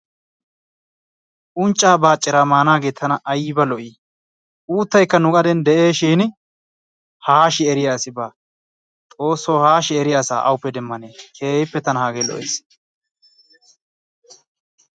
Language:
Wolaytta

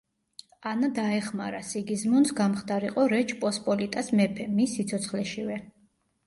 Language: Georgian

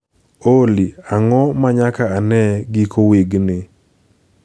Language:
Luo (Kenya and Tanzania)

